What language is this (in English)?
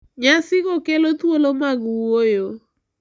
Luo (Kenya and Tanzania)